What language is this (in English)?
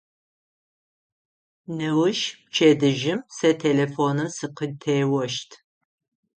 Adyghe